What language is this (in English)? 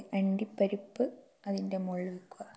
Malayalam